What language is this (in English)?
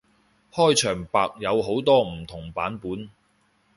Cantonese